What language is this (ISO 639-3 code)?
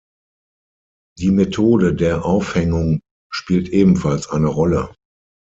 deu